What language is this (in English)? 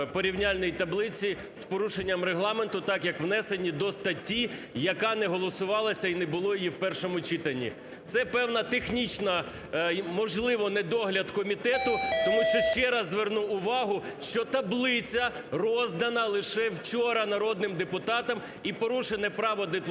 Ukrainian